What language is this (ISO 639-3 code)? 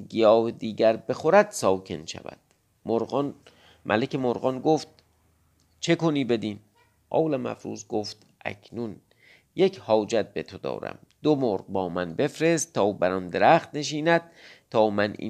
fas